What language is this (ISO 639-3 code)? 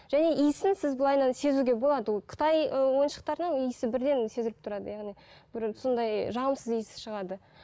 kaz